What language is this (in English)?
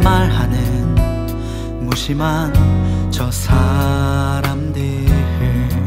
Korean